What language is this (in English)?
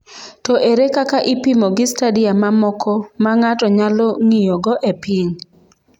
Luo (Kenya and Tanzania)